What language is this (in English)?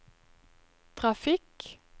Norwegian